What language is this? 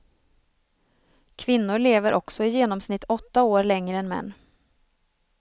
Swedish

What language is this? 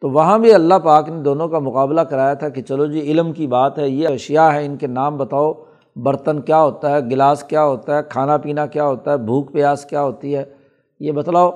Urdu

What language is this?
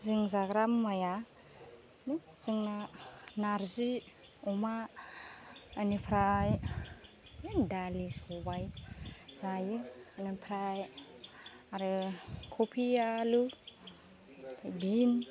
Bodo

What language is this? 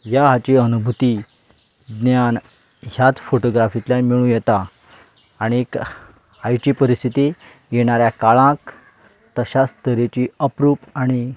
Konkani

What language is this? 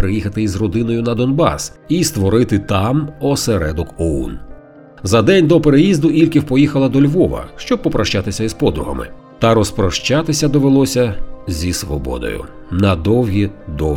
Ukrainian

